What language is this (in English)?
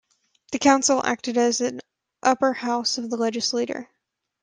English